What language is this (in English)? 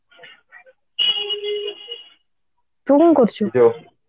Odia